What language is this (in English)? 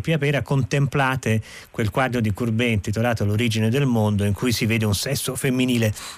Italian